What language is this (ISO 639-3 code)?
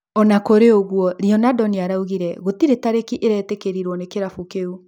kik